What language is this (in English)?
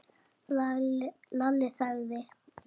Icelandic